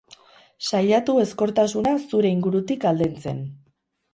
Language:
Basque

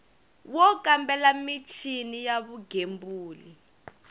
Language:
Tsonga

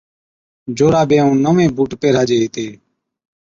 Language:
Od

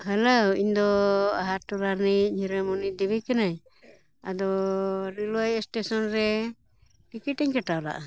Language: Santali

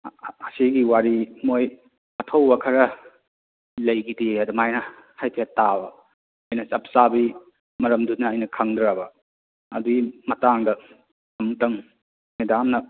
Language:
Manipuri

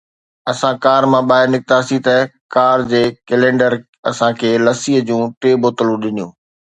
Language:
Sindhi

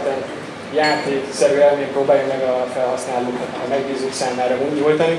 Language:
Hungarian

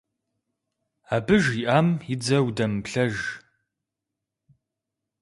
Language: Kabardian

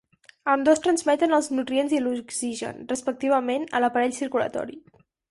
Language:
Catalan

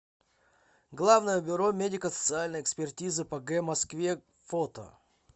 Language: Russian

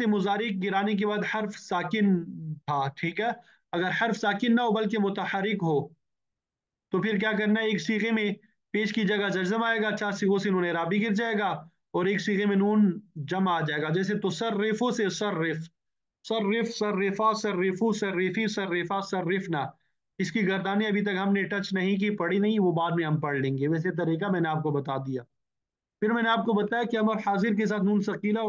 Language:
Arabic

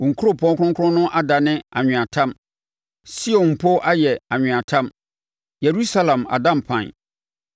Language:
Akan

